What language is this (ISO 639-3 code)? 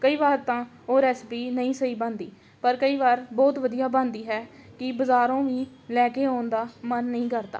pan